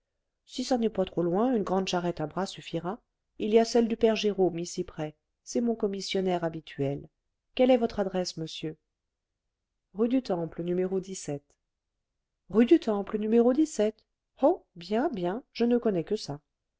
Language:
French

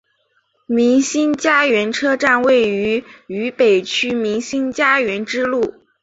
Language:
Chinese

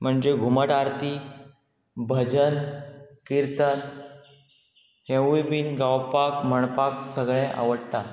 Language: Konkani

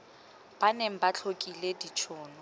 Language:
Tswana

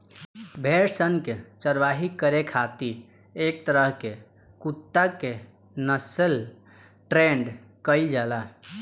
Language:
Bhojpuri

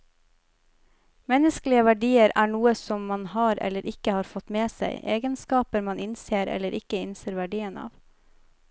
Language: Norwegian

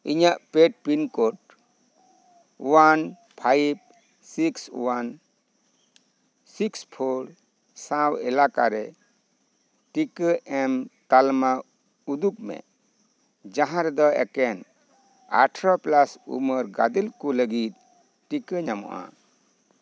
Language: Santali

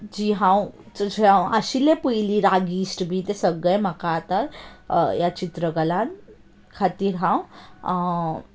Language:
Konkani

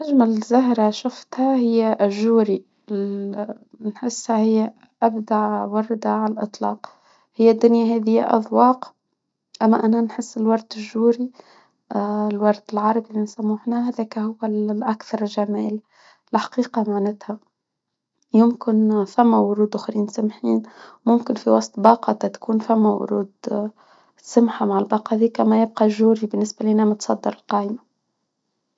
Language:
Tunisian Arabic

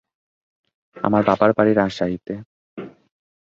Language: Bangla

